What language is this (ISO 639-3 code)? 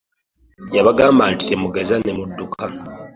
lug